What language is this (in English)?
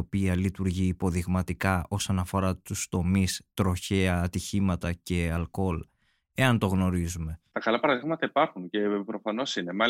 Greek